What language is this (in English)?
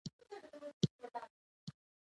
Pashto